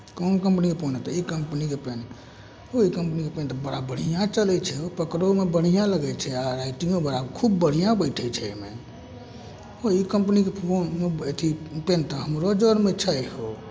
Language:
Maithili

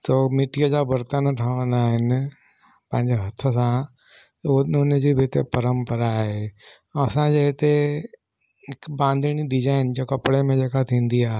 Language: Sindhi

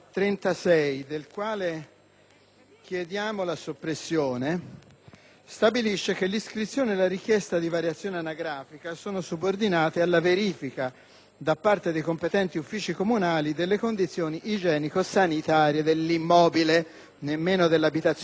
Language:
Italian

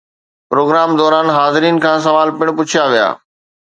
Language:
Sindhi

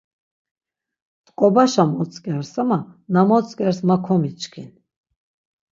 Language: Laz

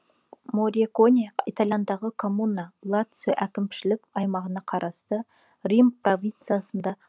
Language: Kazakh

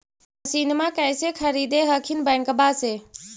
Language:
Magahi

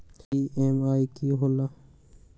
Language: Magahi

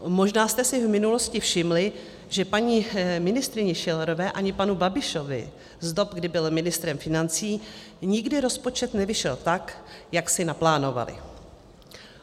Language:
Czech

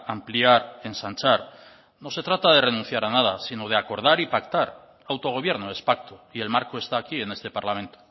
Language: Spanish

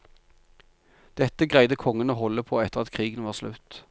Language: Norwegian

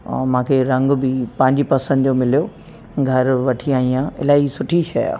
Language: Sindhi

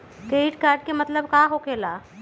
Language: Magahi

